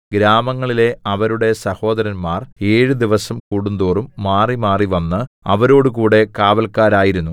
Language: Malayalam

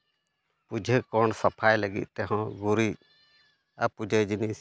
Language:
Santali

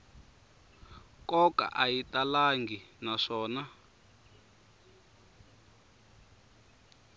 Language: Tsonga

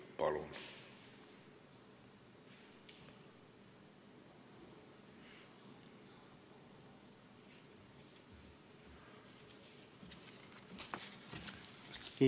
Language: Estonian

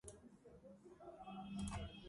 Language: Georgian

